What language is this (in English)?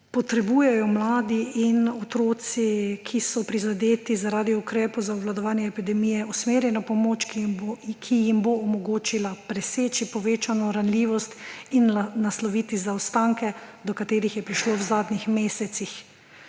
Slovenian